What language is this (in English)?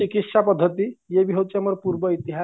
Odia